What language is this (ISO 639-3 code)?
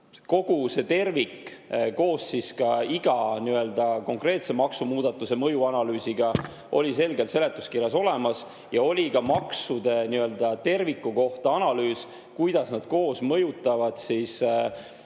est